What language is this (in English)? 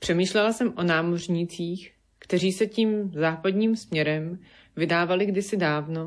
Czech